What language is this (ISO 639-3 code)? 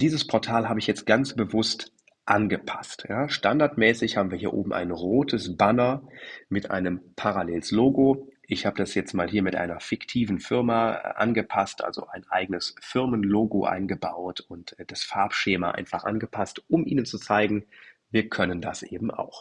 deu